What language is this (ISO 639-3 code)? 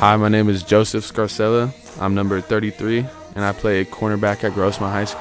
eng